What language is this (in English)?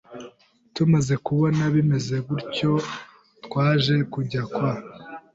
Kinyarwanda